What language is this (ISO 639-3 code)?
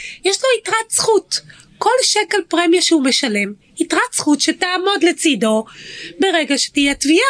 heb